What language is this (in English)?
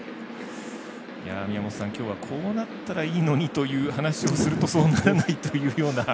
Japanese